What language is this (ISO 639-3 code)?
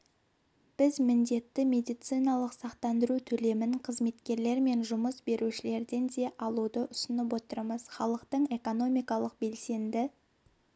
kaz